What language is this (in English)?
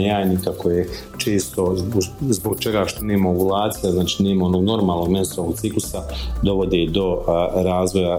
Croatian